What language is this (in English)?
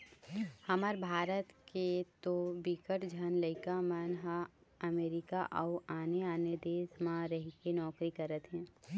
Chhattisgarhi